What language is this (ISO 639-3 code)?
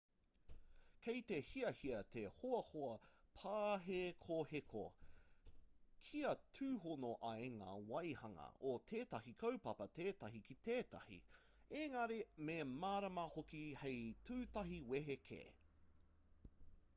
mri